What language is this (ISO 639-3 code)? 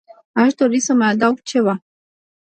ron